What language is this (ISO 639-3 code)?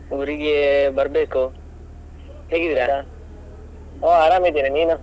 kan